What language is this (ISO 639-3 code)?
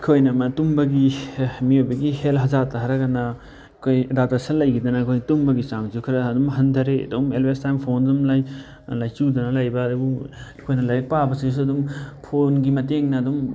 mni